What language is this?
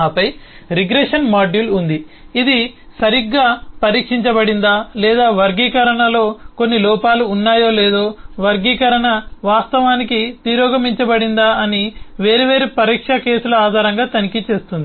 Telugu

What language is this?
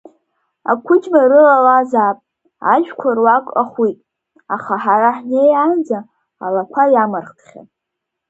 Abkhazian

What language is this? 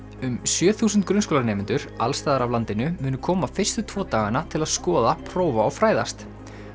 Icelandic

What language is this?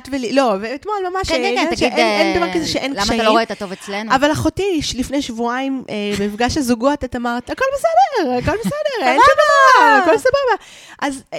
Hebrew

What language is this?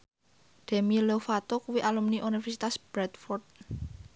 Javanese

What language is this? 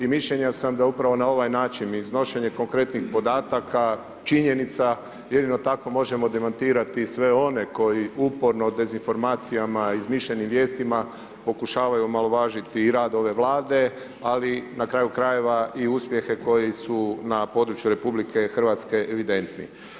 Croatian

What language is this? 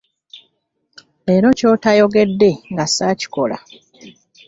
Ganda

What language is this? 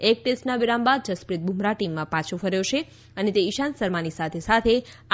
Gujarati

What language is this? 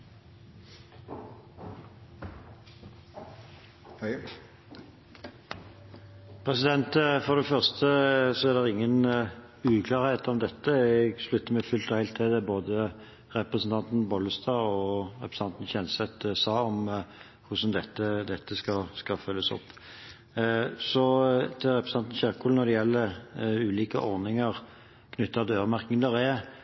Norwegian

